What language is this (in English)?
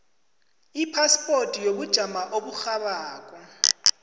South Ndebele